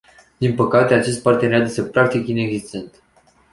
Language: Romanian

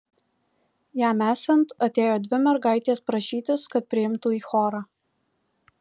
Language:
Lithuanian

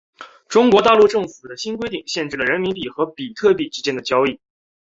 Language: Chinese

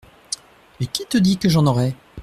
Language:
French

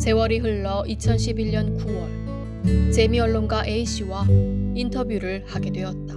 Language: Korean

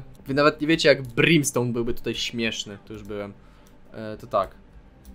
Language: Polish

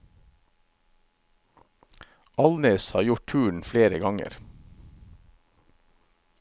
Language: Norwegian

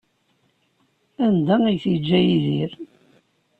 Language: Kabyle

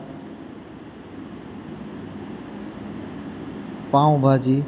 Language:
Gujarati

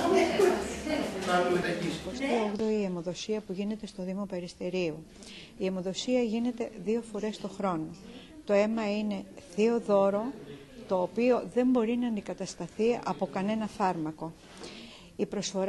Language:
Greek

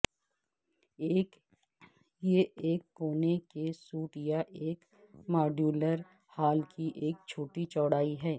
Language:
Urdu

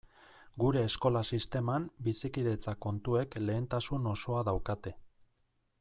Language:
Basque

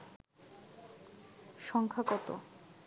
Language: Bangla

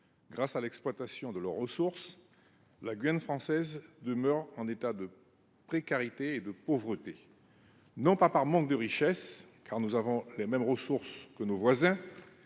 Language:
French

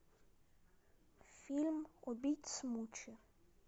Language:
Russian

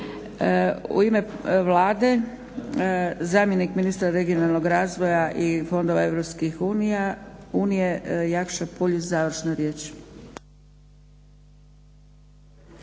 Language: Croatian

